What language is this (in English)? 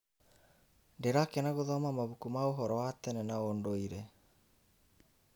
Kikuyu